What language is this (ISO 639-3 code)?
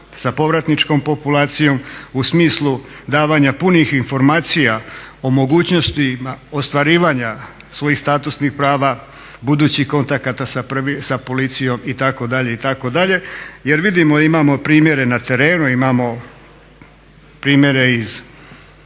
hrv